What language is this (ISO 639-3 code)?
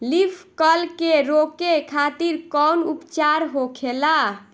bho